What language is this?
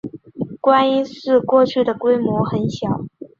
Chinese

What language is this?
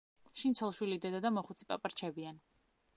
Georgian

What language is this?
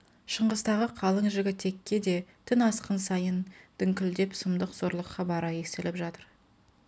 Kazakh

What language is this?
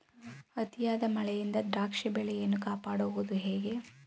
Kannada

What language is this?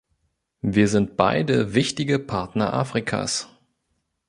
German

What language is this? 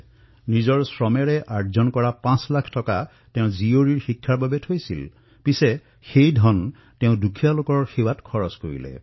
Assamese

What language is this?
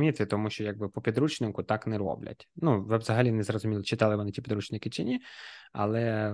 Ukrainian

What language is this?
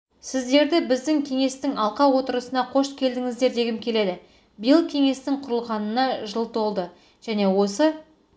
Kazakh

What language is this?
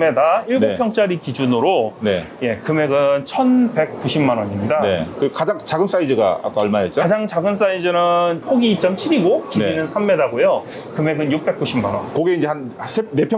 Korean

